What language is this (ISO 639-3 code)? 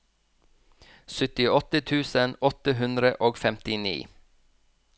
nor